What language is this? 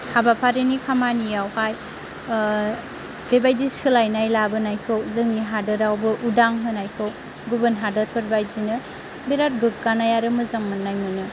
Bodo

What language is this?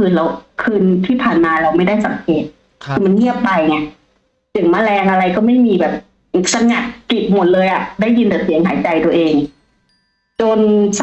Thai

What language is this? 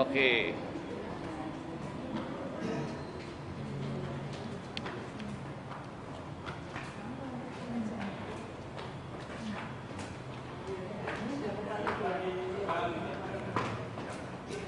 Malay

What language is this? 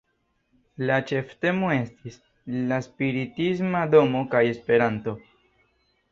Esperanto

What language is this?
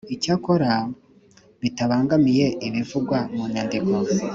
Kinyarwanda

